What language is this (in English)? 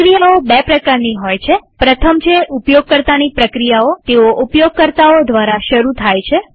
Gujarati